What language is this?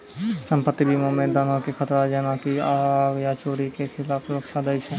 Maithili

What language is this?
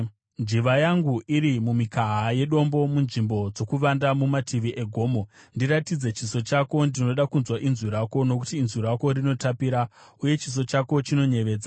Shona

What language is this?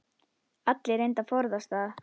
Icelandic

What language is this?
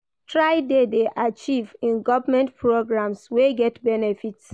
Nigerian Pidgin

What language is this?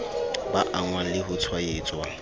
Southern Sotho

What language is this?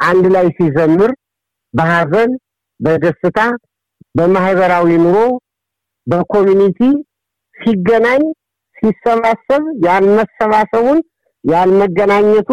Amharic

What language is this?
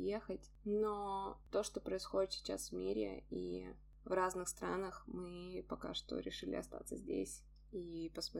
Russian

